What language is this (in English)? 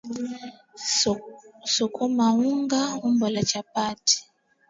Swahili